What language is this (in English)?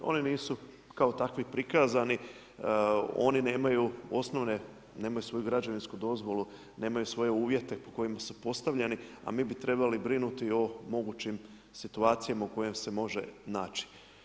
Croatian